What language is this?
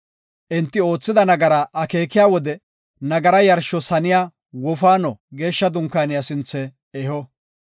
Gofa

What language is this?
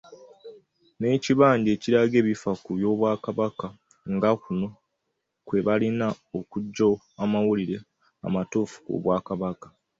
Ganda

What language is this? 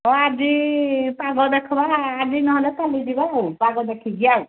Odia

